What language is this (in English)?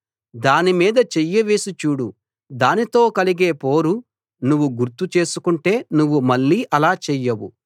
Telugu